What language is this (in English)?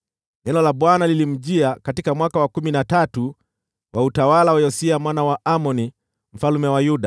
Swahili